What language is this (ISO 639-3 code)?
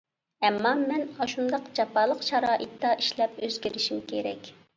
uig